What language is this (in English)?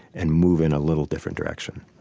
English